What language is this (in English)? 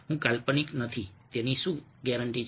Gujarati